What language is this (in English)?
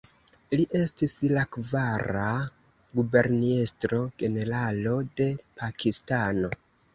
Esperanto